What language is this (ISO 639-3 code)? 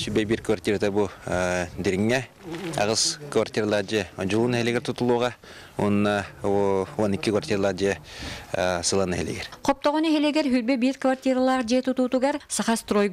rus